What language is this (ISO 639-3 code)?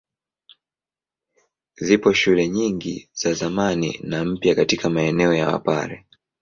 swa